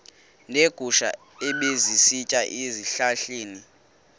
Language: Xhosa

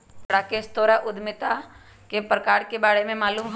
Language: Magahi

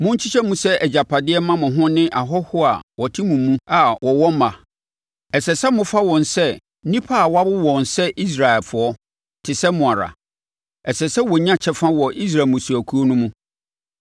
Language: Akan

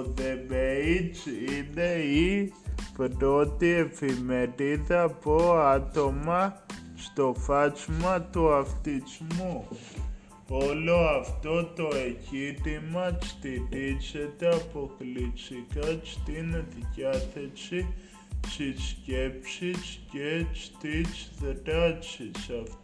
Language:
Greek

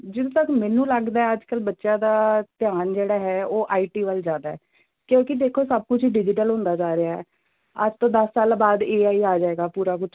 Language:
Punjabi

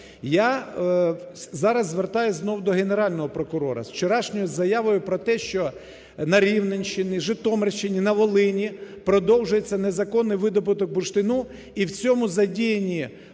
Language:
Ukrainian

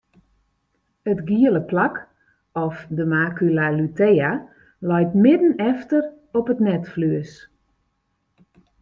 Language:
Western Frisian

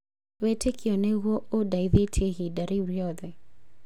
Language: Kikuyu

